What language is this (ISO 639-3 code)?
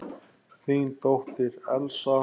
isl